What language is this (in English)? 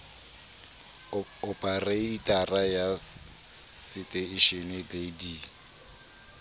Southern Sotho